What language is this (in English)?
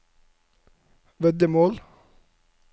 Norwegian